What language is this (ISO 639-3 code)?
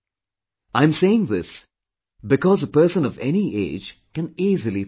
eng